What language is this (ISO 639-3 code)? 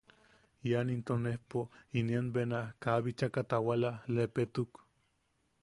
yaq